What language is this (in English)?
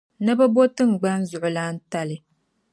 Dagbani